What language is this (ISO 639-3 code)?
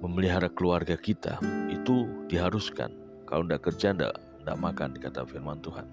ind